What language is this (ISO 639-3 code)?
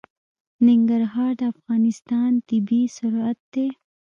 pus